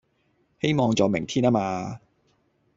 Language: Cantonese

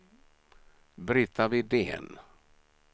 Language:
Swedish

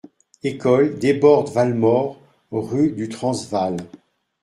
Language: French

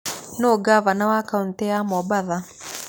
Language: Kikuyu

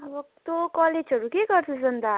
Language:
Nepali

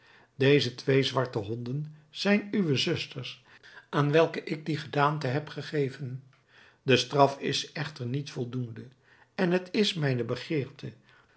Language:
Dutch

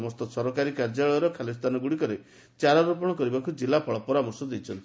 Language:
Odia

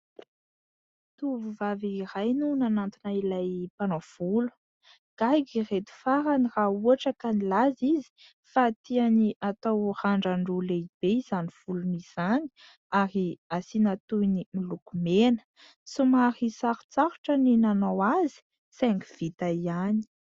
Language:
Malagasy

